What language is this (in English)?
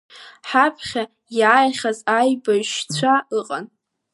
Abkhazian